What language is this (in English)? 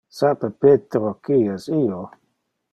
Interlingua